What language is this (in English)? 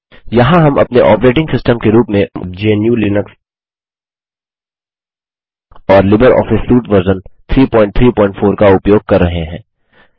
Hindi